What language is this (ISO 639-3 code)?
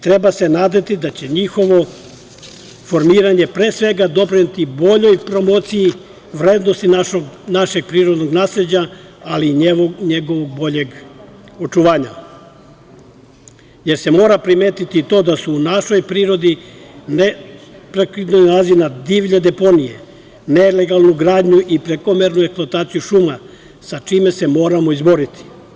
srp